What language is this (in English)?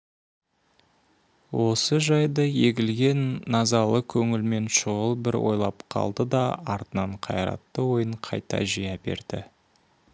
Kazakh